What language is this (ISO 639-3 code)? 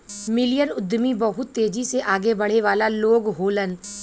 bho